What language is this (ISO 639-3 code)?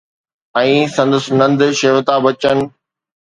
snd